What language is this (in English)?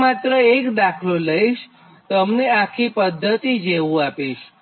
Gujarati